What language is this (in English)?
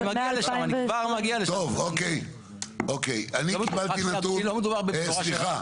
Hebrew